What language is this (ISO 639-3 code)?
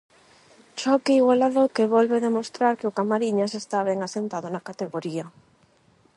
glg